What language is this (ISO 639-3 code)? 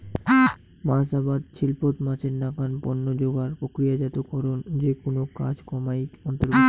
ben